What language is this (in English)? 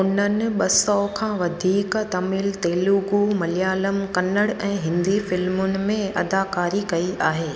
Sindhi